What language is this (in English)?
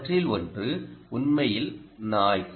Tamil